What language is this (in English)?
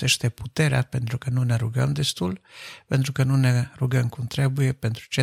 Romanian